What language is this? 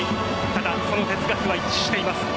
Japanese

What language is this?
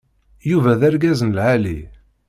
Kabyle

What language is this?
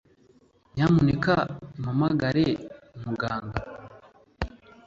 Kinyarwanda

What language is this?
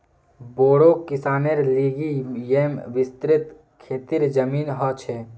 Magahi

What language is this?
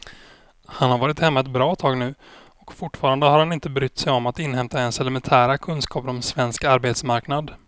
Swedish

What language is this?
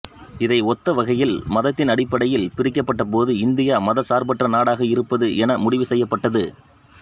Tamil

